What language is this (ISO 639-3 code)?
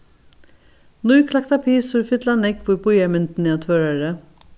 fao